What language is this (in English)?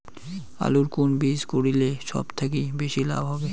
Bangla